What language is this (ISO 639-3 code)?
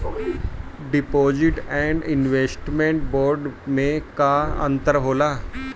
bho